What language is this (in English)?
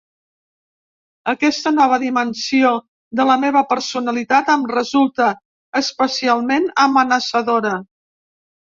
Catalan